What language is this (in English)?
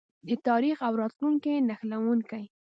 Pashto